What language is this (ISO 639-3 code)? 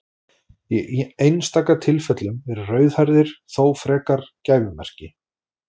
isl